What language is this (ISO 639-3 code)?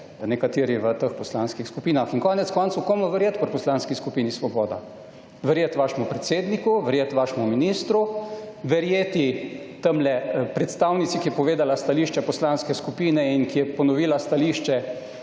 slv